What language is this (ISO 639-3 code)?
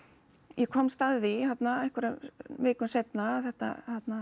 isl